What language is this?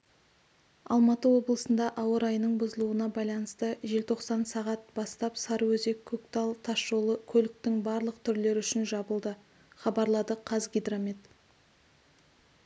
Kazakh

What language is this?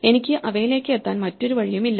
Malayalam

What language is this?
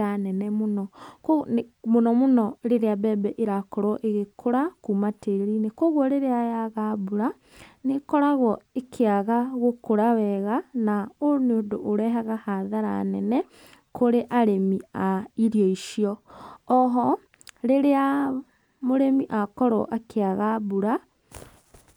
Kikuyu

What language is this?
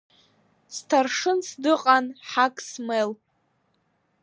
Abkhazian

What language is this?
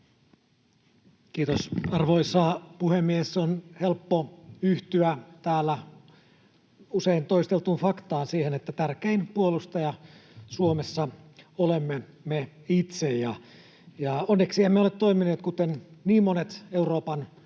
Finnish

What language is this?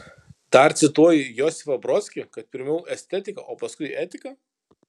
Lithuanian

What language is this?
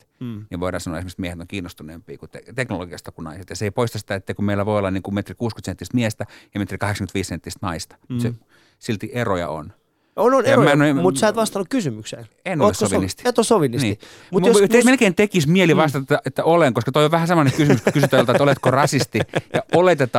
Finnish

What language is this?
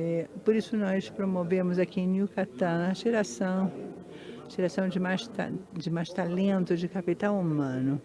Portuguese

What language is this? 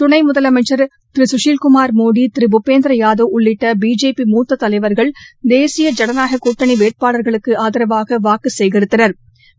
Tamil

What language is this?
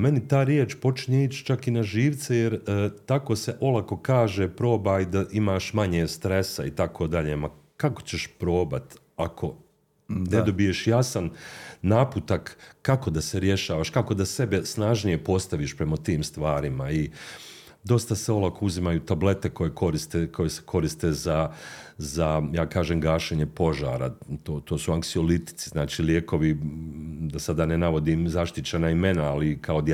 Croatian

